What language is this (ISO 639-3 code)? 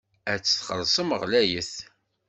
kab